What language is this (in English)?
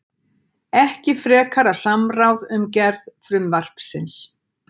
Icelandic